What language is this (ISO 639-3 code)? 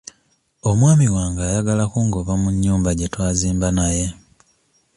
lug